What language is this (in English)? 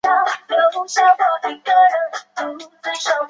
Chinese